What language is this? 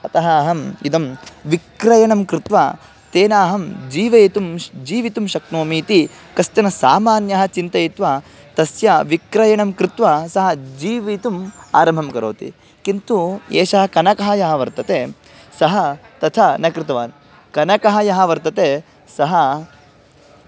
Sanskrit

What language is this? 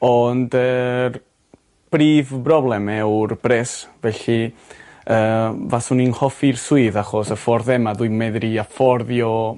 Welsh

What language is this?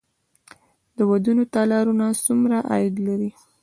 Pashto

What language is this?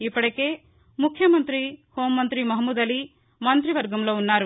Telugu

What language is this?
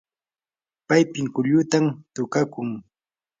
Yanahuanca Pasco Quechua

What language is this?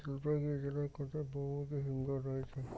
Bangla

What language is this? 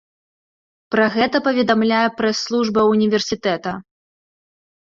Belarusian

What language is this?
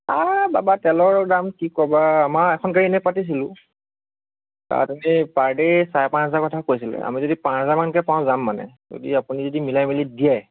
Assamese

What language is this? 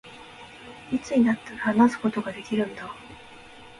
Japanese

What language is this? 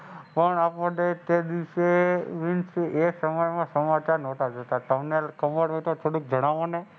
Gujarati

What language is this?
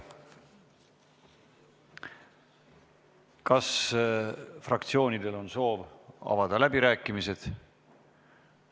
Estonian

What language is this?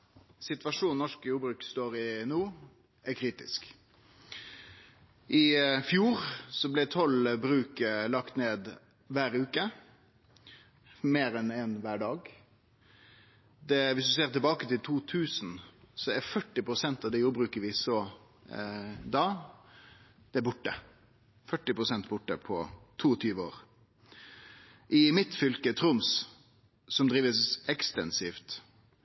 Norwegian Nynorsk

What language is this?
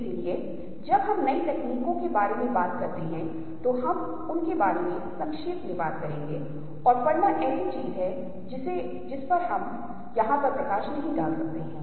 Hindi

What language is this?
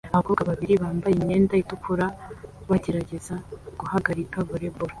Kinyarwanda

